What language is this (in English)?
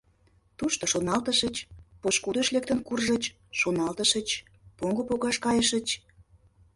Mari